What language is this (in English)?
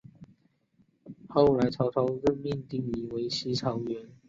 Chinese